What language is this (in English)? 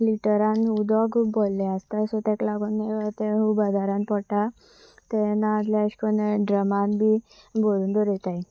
Konkani